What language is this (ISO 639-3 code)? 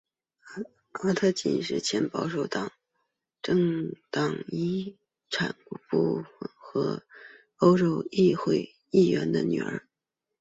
zho